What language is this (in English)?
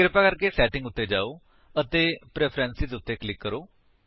Punjabi